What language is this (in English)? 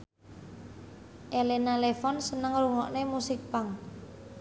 Javanese